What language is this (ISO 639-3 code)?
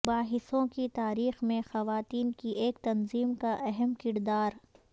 urd